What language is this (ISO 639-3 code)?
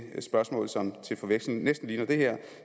dan